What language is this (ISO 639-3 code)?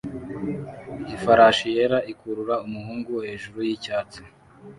kin